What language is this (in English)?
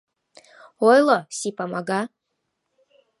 Mari